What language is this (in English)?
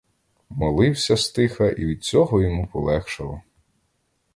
Ukrainian